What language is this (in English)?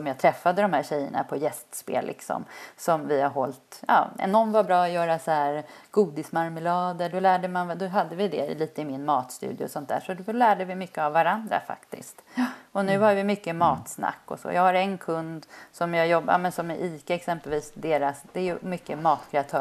Swedish